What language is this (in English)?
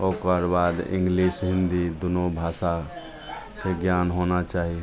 Maithili